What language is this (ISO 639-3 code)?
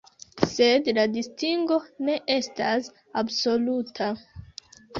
epo